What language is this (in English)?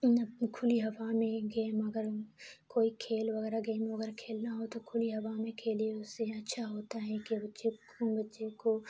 Urdu